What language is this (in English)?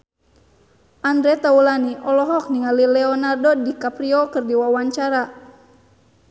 Sundanese